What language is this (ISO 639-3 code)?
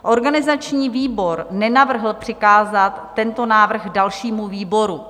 ces